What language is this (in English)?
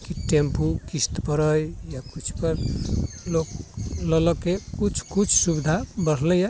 Maithili